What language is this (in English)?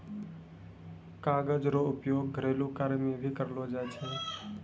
Maithili